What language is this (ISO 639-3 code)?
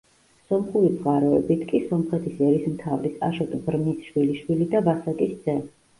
kat